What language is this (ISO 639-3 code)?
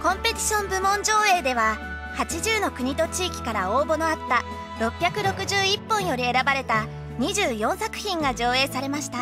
jpn